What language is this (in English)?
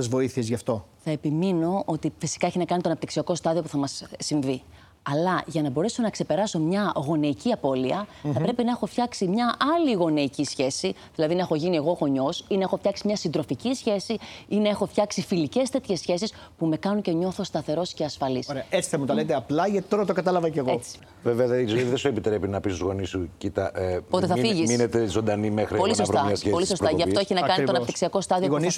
Greek